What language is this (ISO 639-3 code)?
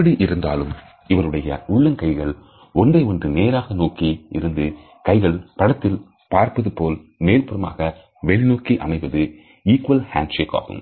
tam